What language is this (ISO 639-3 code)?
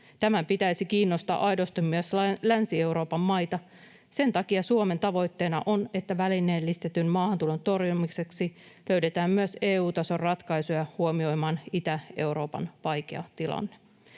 fin